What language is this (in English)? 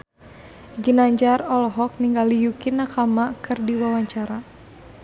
Sundanese